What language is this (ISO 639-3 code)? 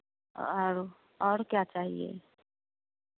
hin